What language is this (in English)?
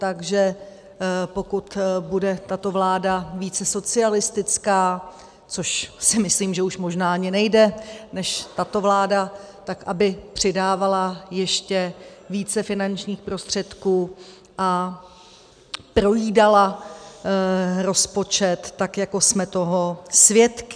Czech